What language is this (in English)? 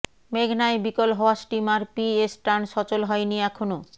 Bangla